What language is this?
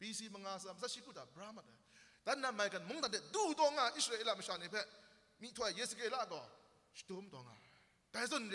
Arabic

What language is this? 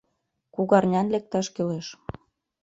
Mari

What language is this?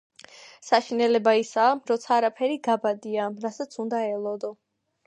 Georgian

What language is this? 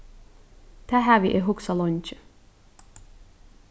Faroese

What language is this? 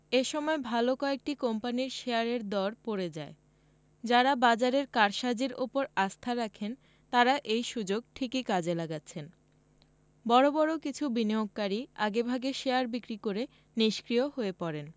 Bangla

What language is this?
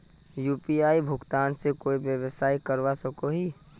Magahi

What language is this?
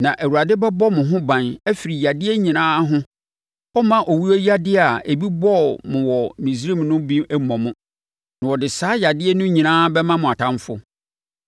Akan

